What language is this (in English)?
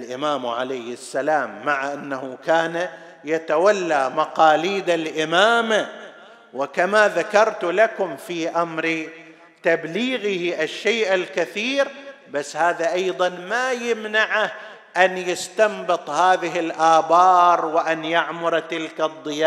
Arabic